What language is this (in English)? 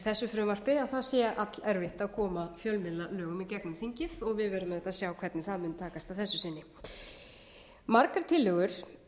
Icelandic